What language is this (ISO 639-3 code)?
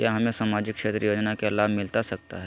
mag